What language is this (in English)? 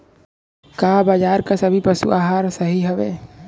Bhojpuri